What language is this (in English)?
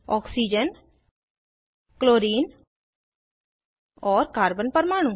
Hindi